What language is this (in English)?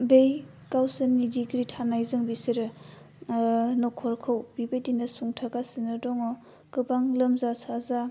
Bodo